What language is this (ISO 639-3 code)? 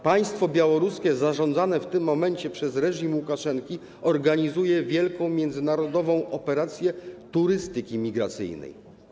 pol